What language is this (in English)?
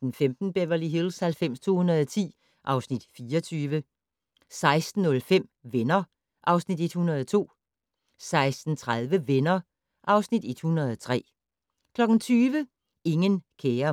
Danish